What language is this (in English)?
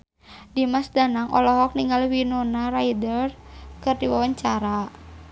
Sundanese